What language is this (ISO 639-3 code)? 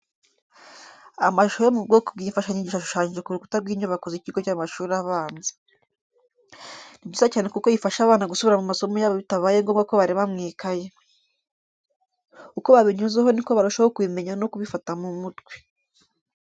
kin